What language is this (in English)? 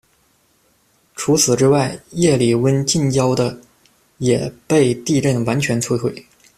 Chinese